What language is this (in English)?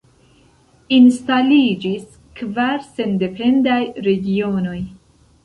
Esperanto